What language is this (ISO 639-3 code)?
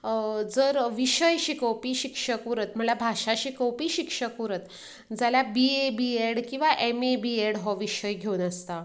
kok